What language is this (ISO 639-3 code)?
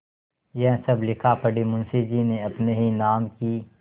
hin